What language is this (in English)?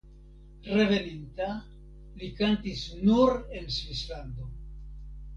Esperanto